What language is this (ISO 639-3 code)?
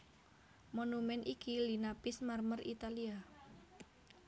jav